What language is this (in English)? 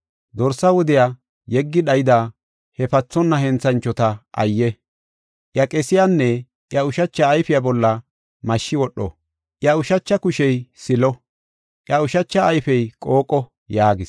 Gofa